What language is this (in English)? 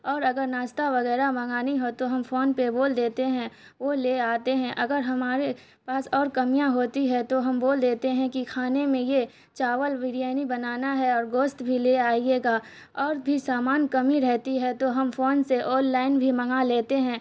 Urdu